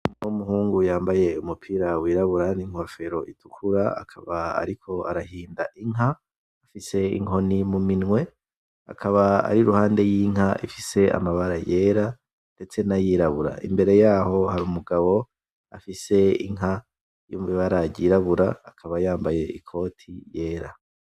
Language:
Rundi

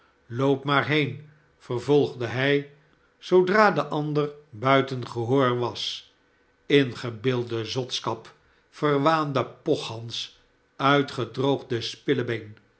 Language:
Dutch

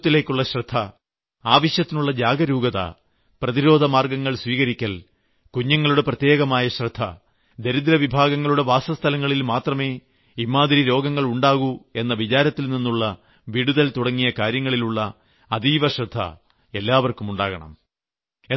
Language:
Malayalam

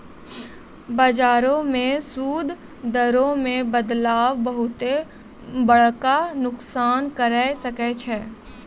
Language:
Maithili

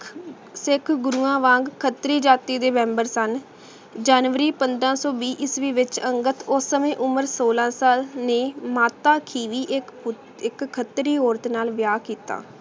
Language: Punjabi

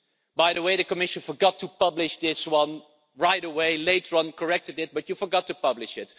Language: English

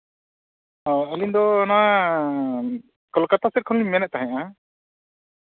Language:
Santali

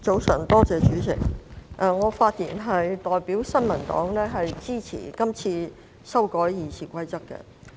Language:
Cantonese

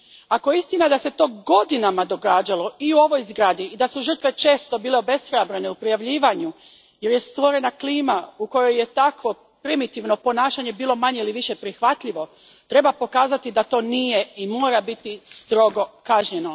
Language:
Croatian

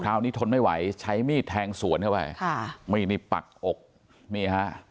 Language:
Thai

